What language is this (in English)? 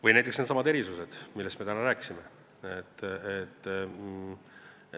Estonian